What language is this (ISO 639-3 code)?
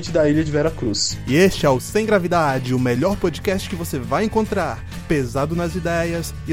por